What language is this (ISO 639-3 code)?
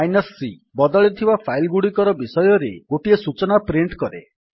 ori